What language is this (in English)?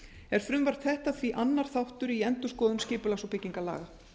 Icelandic